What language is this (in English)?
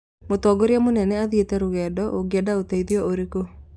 Kikuyu